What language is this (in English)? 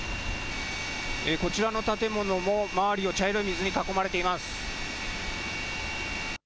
Japanese